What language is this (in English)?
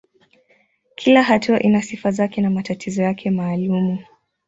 Swahili